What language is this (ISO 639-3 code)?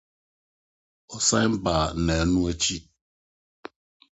aka